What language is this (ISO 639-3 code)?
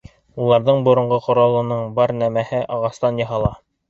bak